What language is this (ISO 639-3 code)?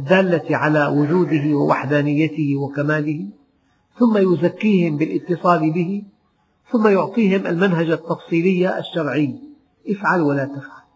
ara